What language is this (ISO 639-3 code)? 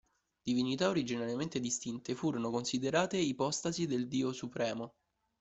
ita